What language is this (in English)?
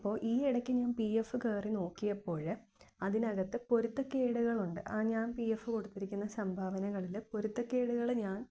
Malayalam